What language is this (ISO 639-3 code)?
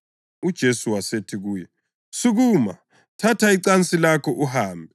nde